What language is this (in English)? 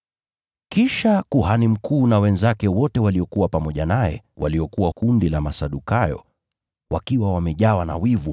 Swahili